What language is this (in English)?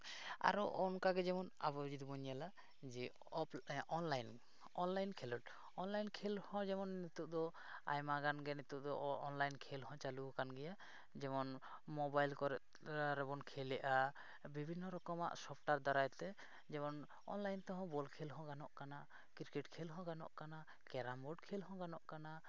Santali